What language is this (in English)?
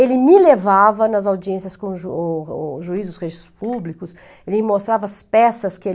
Portuguese